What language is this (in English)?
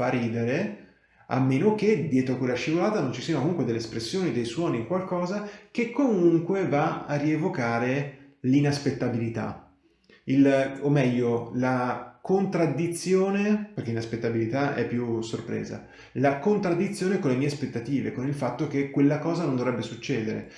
Italian